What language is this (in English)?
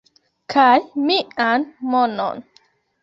Esperanto